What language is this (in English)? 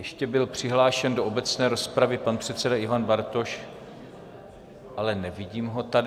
Czech